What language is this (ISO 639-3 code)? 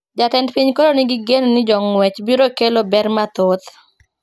luo